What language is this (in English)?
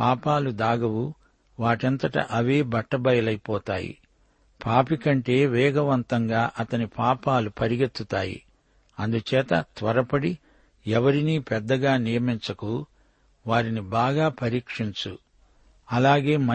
Telugu